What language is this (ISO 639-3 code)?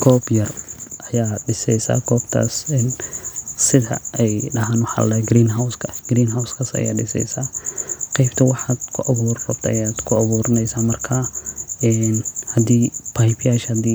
som